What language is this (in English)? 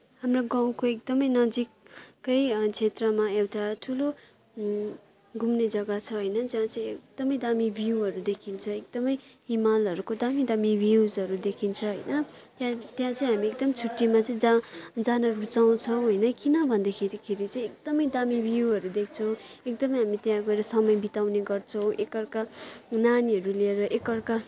Nepali